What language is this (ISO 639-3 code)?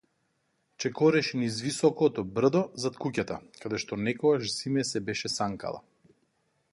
mkd